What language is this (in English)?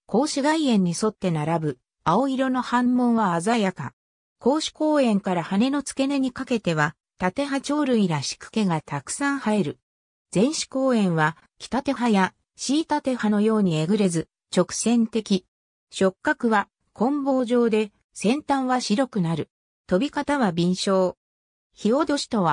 Japanese